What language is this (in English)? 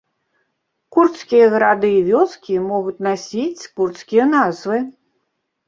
Belarusian